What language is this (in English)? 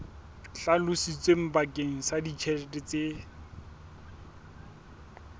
Southern Sotho